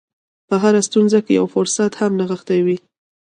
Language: Pashto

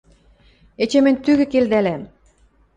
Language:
Western Mari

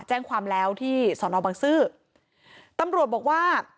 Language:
Thai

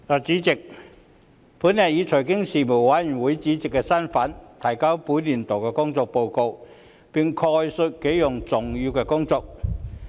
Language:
Cantonese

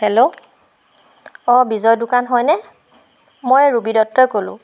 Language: Assamese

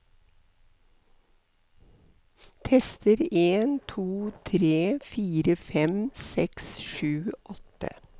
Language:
Norwegian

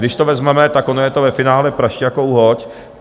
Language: Czech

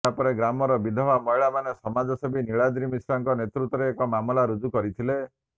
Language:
Odia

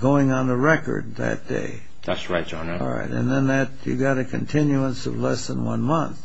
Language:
English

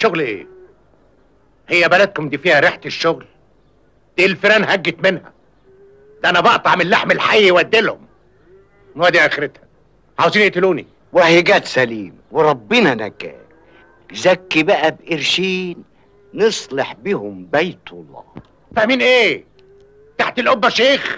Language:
Arabic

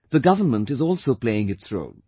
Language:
English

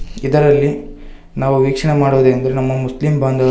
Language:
Kannada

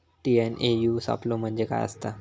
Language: Marathi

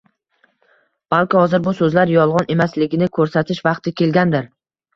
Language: Uzbek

